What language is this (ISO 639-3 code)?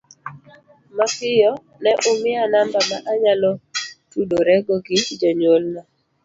luo